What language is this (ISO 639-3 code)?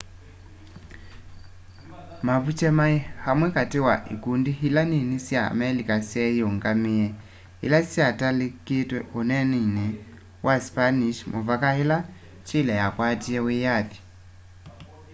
kam